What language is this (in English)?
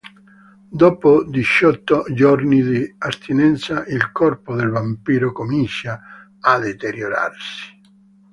Italian